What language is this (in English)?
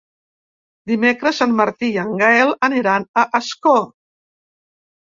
Catalan